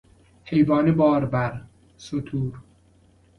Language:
Persian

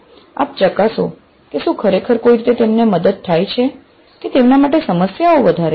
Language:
Gujarati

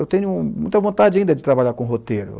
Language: Portuguese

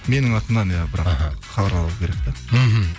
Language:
Kazakh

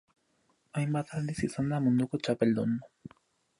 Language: Basque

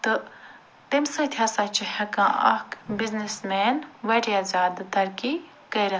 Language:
Kashmiri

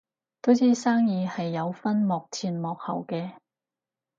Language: Cantonese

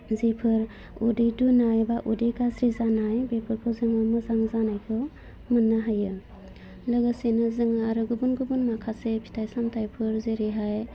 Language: Bodo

